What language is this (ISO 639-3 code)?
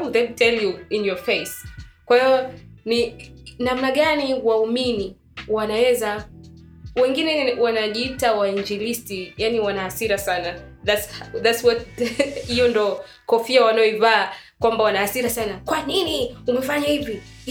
swa